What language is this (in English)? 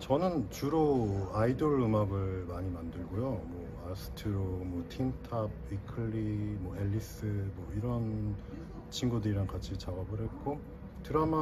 Korean